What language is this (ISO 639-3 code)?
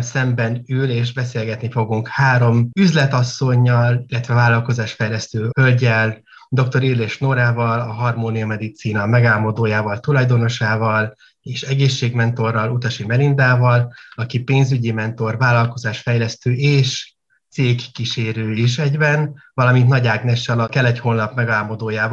hun